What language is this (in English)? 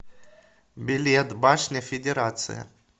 Russian